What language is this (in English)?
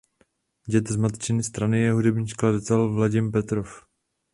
Czech